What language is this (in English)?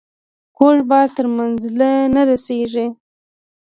Pashto